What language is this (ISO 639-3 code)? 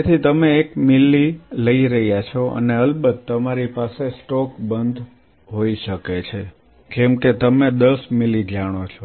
guj